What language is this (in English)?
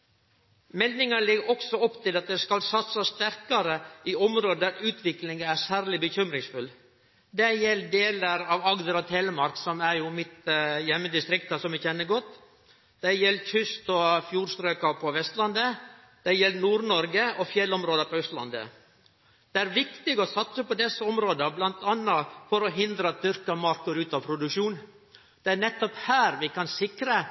Norwegian Nynorsk